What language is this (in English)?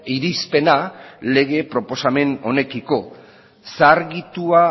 Basque